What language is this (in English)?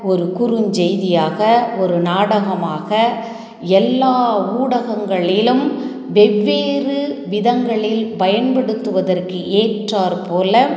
Tamil